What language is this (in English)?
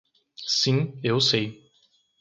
Portuguese